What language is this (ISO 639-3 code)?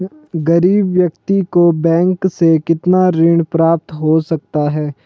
hin